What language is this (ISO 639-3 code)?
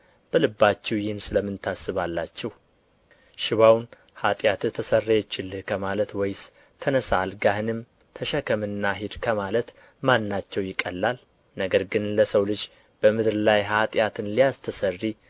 amh